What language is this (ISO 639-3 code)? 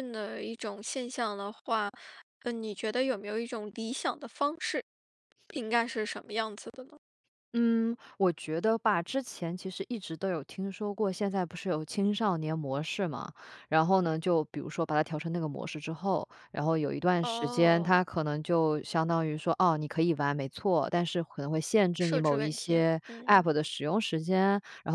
zho